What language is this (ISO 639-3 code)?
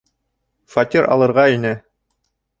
bak